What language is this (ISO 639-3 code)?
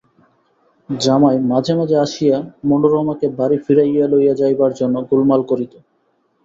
ben